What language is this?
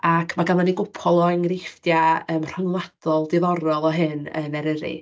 Welsh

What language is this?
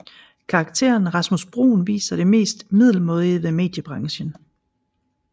Danish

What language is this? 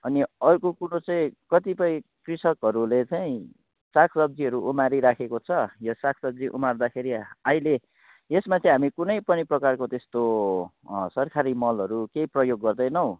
Nepali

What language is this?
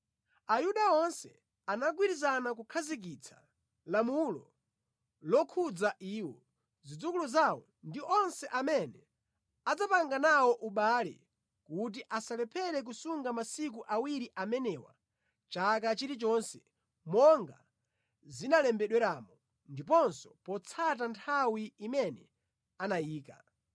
Nyanja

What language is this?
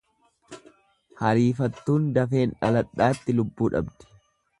Oromo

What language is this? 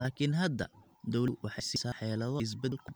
Somali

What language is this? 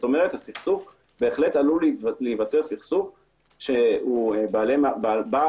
Hebrew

